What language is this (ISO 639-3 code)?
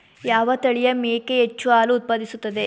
kan